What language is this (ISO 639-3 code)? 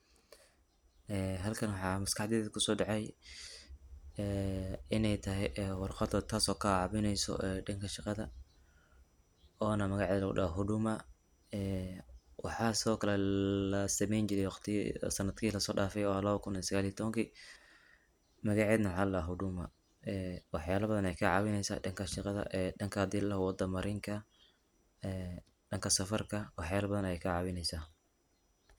som